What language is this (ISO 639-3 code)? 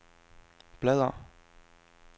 dan